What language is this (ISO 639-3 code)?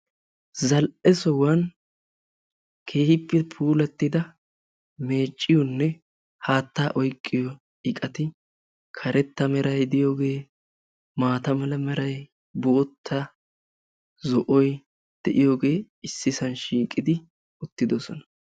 wal